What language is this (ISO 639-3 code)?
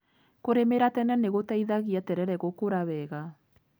kik